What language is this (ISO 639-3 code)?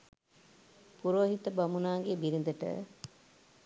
sin